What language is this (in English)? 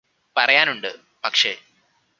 Malayalam